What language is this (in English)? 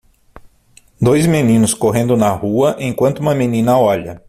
Portuguese